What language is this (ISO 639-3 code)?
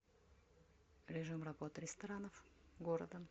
rus